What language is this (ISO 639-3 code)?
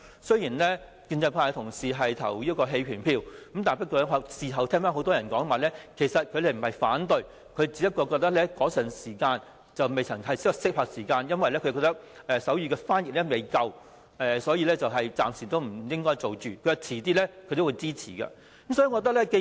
yue